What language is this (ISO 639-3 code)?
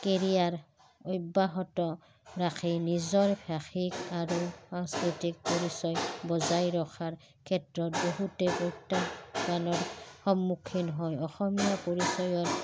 asm